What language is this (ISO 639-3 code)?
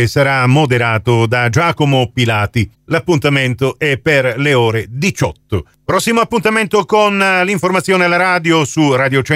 ita